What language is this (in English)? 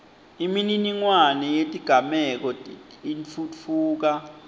Swati